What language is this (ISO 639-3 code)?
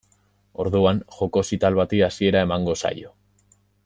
eus